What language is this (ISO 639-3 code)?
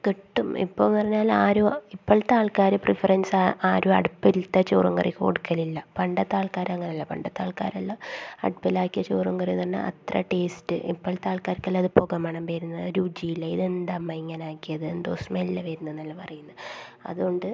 mal